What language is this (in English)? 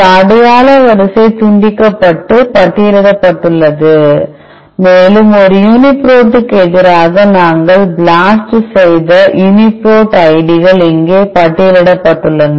Tamil